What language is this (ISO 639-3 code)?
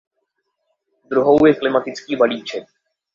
ces